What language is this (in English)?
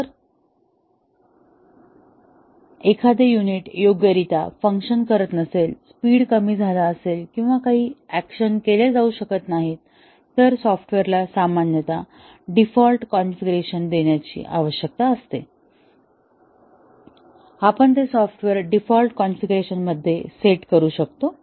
Marathi